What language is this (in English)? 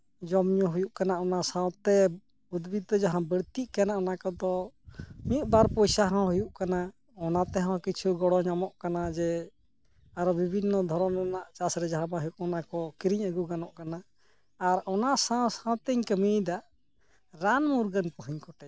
Santali